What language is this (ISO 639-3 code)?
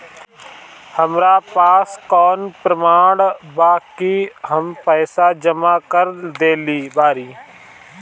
bho